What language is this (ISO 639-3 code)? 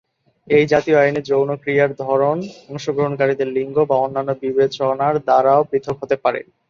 ben